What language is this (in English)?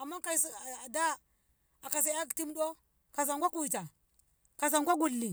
Ngamo